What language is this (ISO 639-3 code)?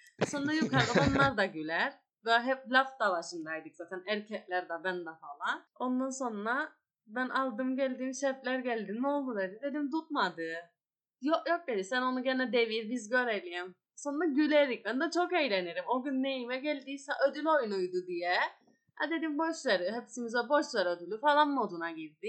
tur